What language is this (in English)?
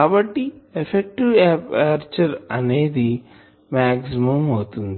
Telugu